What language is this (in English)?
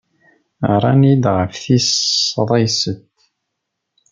Kabyle